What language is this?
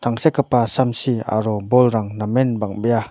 Garo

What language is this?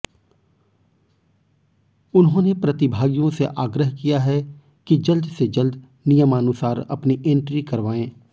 Hindi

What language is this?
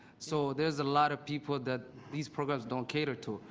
English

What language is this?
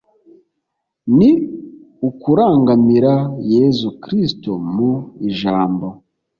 Kinyarwanda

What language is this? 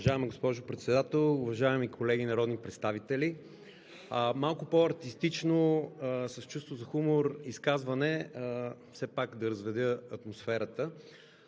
Bulgarian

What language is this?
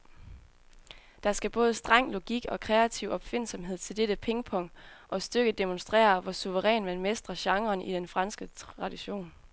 Danish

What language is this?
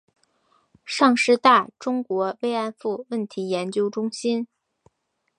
Chinese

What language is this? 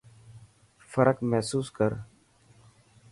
Dhatki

